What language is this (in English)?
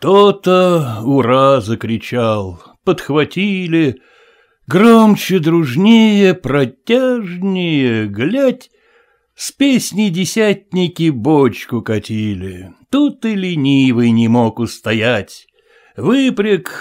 Russian